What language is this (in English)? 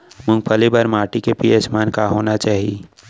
Chhattisgarhi